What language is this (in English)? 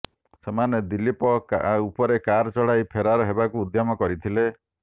Odia